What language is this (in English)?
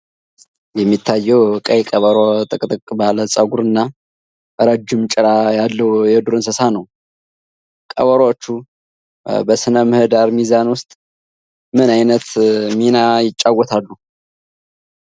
Amharic